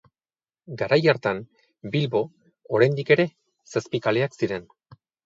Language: Basque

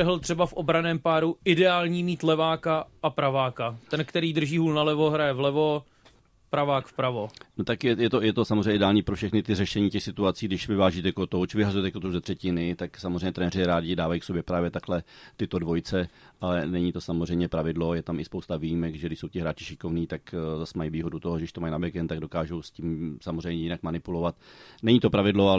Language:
Czech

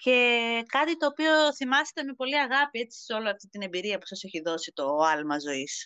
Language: Greek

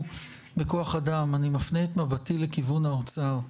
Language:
Hebrew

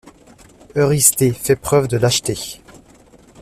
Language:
French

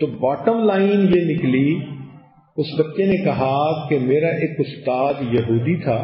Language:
Hindi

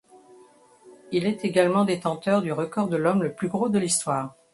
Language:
French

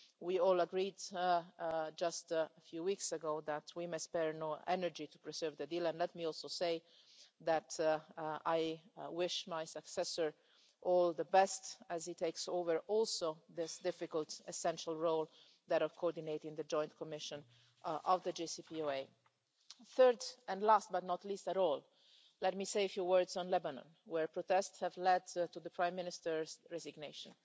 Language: English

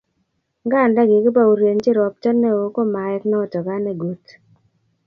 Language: Kalenjin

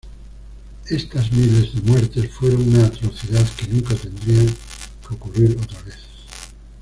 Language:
Spanish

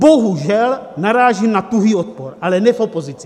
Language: Czech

